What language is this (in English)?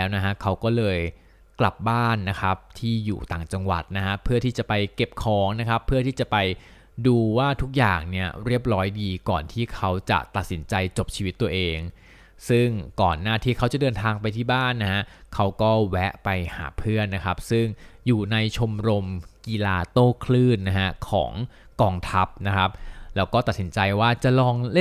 Thai